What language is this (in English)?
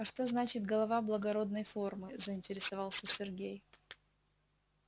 Russian